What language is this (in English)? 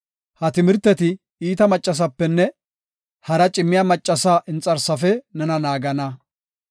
Gofa